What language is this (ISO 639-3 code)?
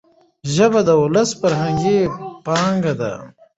pus